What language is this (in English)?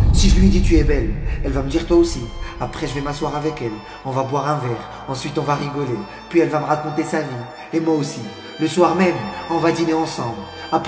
French